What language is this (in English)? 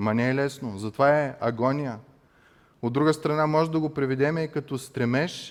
Bulgarian